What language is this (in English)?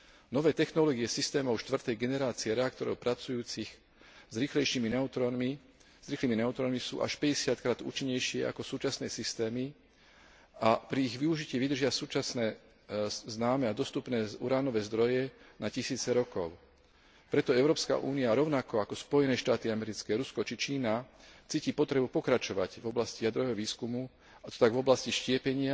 Slovak